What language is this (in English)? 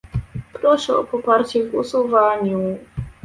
Polish